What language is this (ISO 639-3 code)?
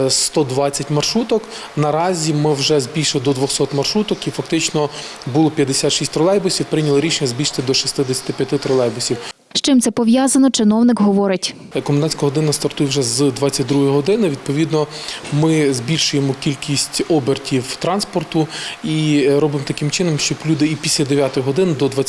ukr